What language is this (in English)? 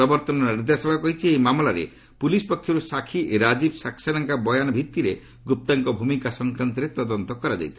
Odia